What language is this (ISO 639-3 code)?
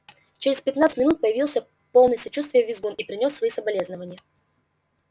rus